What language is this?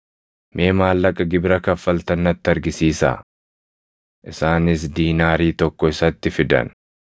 Oromo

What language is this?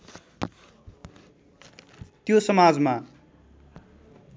Nepali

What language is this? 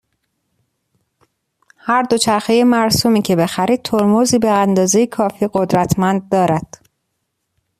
Persian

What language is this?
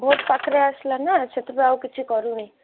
Odia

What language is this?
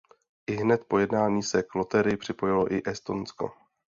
Czech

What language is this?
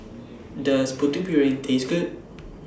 English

